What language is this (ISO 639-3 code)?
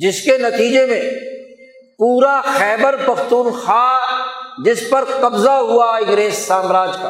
urd